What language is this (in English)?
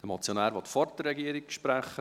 Swiss German